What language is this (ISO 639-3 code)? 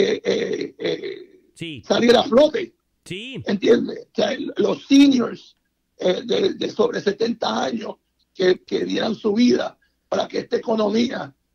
spa